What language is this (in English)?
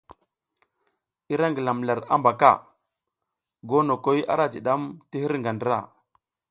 South Giziga